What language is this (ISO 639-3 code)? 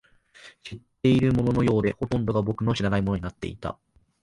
jpn